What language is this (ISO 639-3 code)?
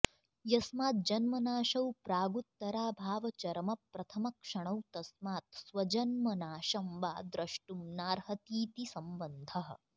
san